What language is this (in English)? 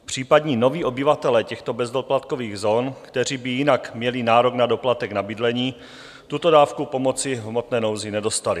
Czech